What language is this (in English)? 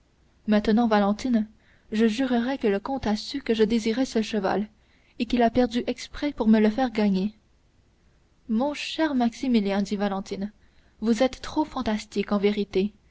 French